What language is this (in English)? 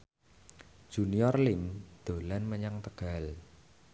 Javanese